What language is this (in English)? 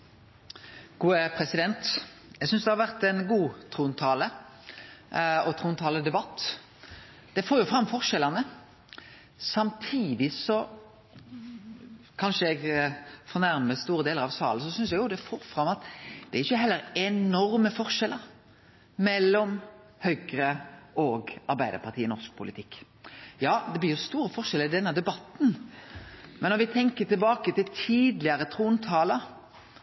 Norwegian